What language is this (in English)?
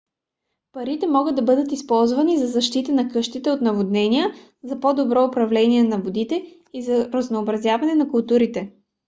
Bulgarian